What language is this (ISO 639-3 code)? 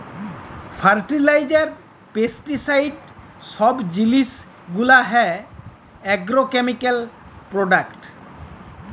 ben